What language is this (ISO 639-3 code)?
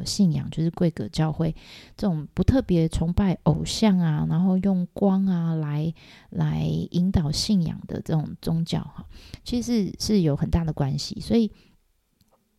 zho